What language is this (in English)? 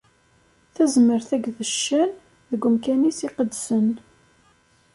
Kabyle